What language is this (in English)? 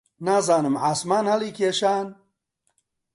Central Kurdish